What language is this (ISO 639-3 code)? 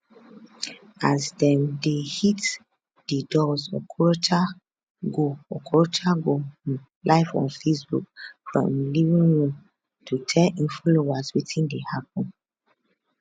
pcm